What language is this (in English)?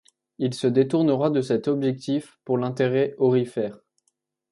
French